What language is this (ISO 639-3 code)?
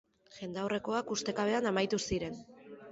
eus